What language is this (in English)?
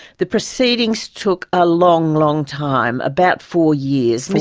English